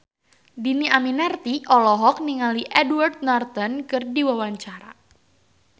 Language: Sundanese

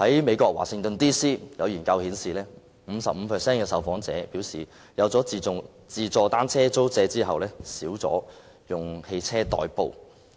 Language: Cantonese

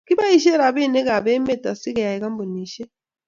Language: Kalenjin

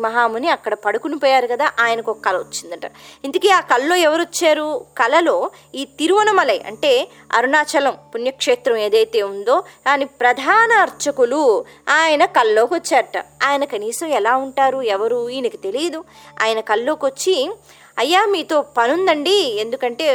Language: Telugu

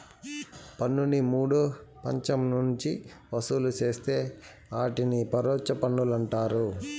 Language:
Telugu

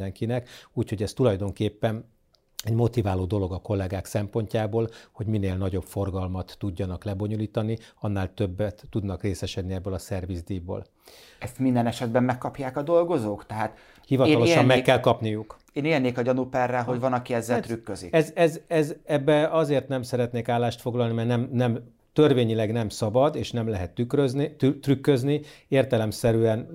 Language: Hungarian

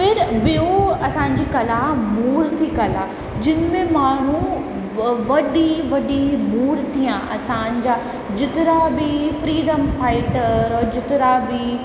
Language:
Sindhi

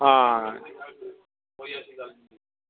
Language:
Dogri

